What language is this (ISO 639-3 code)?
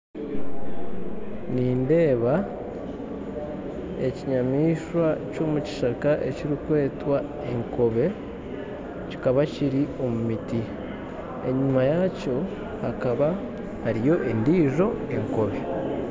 nyn